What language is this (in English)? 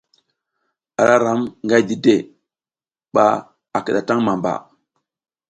South Giziga